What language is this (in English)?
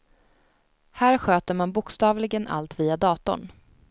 Swedish